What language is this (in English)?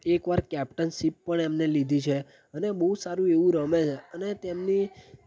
Gujarati